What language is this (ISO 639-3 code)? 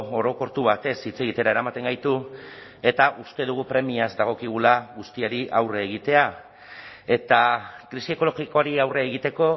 eus